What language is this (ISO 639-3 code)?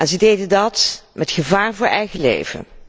nld